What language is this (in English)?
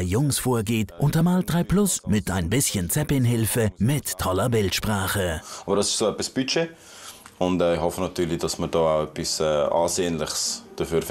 German